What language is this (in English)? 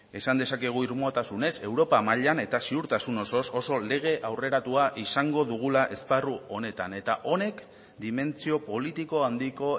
Basque